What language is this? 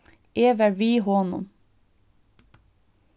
Faroese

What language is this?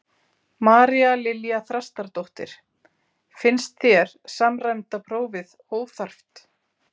Icelandic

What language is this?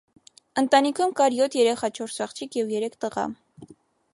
Armenian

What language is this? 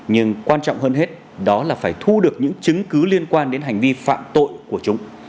Vietnamese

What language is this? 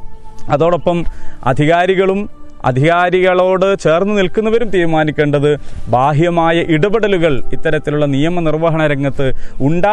Malayalam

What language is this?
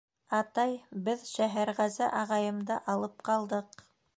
Bashkir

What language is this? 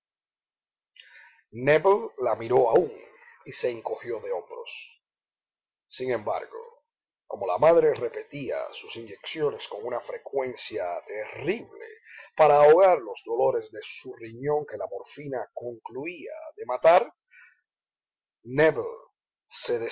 Spanish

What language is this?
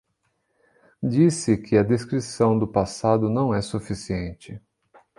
Portuguese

